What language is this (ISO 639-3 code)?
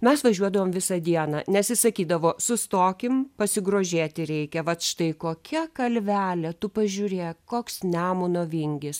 lit